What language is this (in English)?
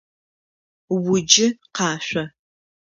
Adyghe